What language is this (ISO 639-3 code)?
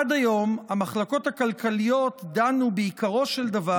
heb